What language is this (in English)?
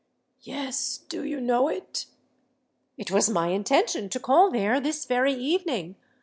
English